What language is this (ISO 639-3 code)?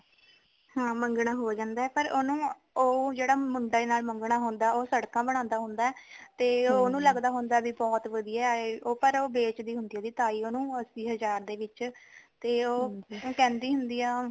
pan